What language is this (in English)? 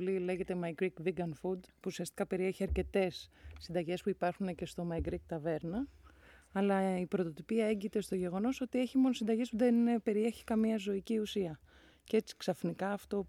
Greek